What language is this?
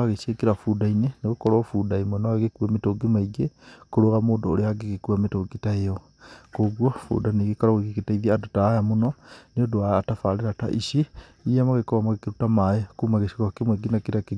Kikuyu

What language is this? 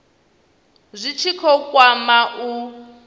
Venda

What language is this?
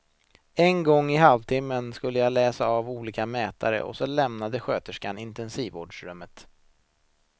Swedish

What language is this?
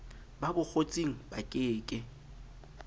Southern Sotho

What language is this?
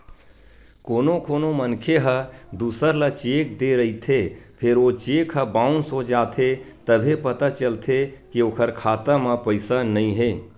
Chhattisgarhi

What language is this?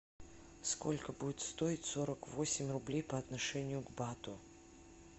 Russian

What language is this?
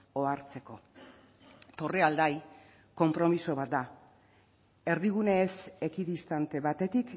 Basque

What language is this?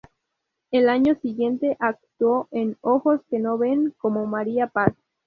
Spanish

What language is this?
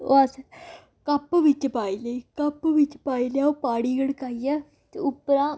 Dogri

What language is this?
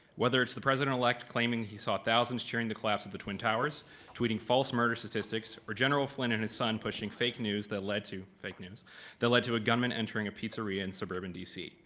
English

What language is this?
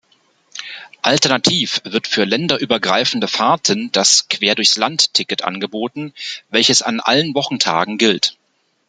German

